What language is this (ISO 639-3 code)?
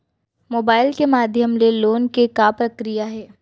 hne